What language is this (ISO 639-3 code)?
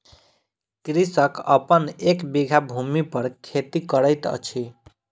mai